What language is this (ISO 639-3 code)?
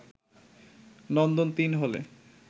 ben